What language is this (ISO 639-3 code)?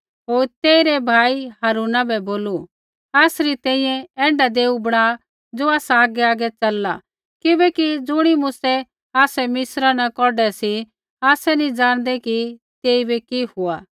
kfx